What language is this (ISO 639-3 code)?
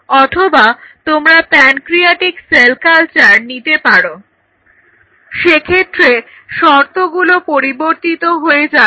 ben